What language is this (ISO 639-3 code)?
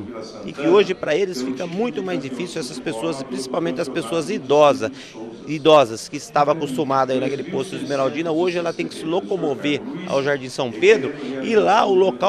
por